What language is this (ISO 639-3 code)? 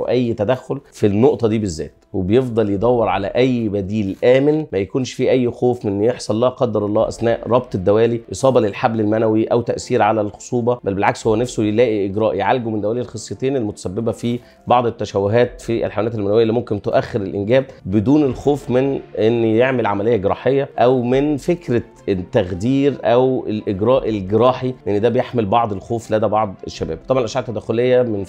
ara